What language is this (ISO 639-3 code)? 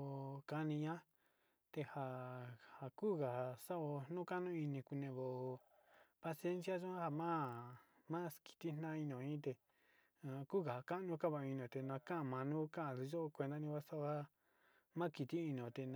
xti